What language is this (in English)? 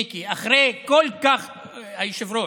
Hebrew